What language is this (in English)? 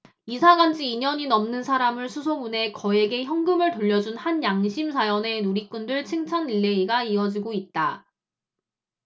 Korean